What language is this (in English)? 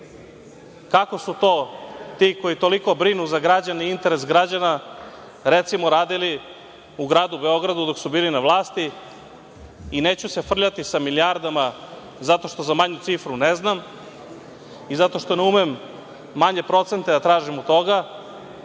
Serbian